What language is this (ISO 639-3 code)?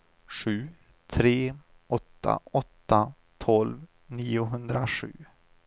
swe